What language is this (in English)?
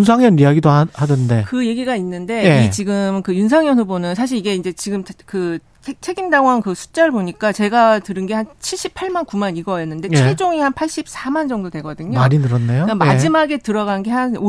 Korean